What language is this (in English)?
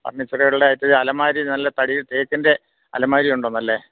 Malayalam